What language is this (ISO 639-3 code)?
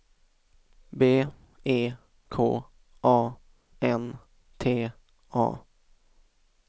swe